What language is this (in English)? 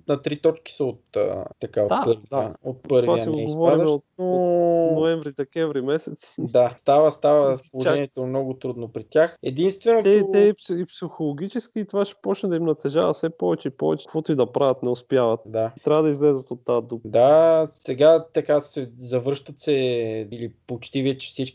Bulgarian